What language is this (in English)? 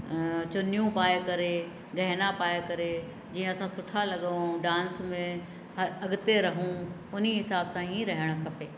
Sindhi